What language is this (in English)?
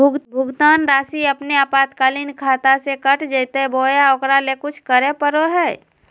Magahi